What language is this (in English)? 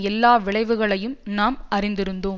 Tamil